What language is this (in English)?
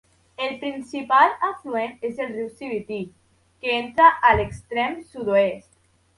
Catalan